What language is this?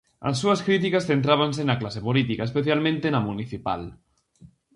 Galician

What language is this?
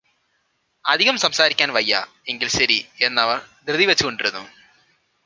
Malayalam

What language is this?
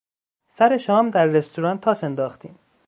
Persian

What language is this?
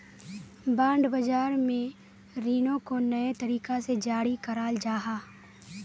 Magahi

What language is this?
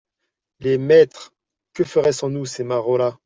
French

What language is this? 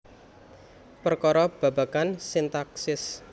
Javanese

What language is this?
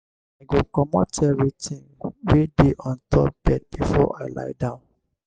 Nigerian Pidgin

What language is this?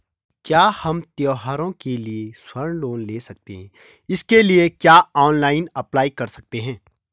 Hindi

